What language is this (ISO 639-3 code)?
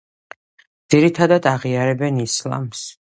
kat